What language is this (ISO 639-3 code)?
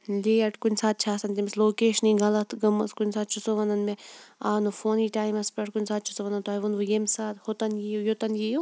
kas